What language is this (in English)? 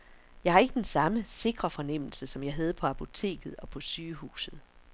Danish